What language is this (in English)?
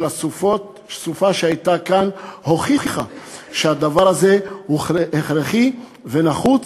Hebrew